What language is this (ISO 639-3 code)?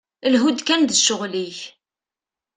kab